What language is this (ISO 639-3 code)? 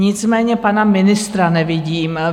ces